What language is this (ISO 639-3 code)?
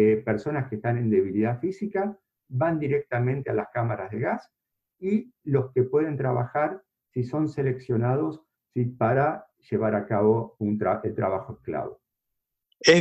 spa